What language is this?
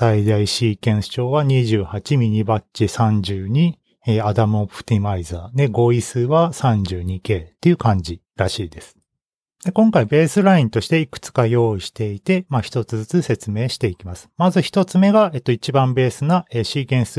Japanese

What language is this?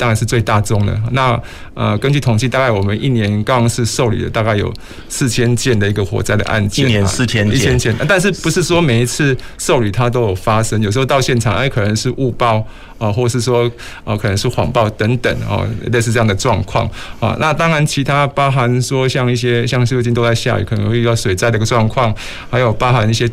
Chinese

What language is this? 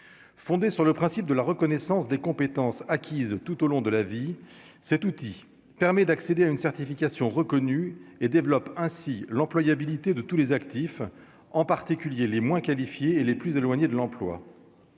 French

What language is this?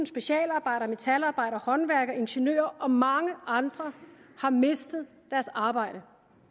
Danish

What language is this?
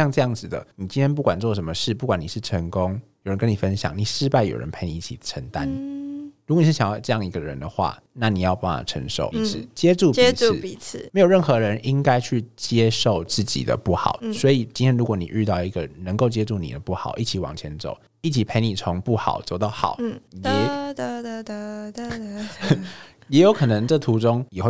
Chinese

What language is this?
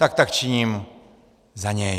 Czech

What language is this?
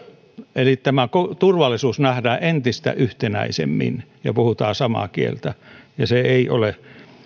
Finnish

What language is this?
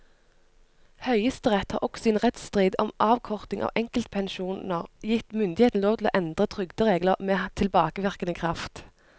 Norwegian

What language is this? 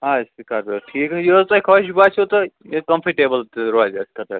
Kashmiri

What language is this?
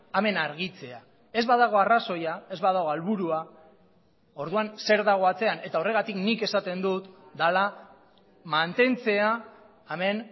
Basque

